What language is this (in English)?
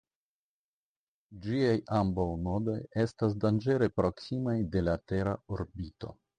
Esperanto